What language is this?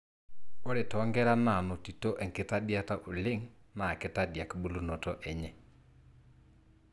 Masai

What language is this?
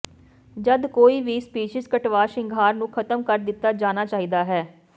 Punjabi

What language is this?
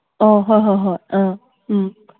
Manipuri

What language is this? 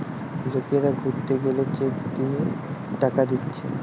Bangla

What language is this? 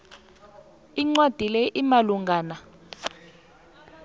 South Ndebele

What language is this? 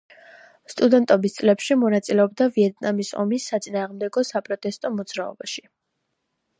Georgian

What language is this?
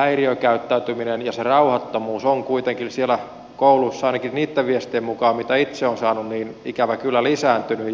Finnish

